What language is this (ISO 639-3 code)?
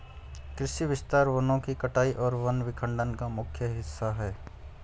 hin